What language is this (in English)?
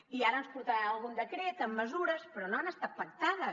Catalan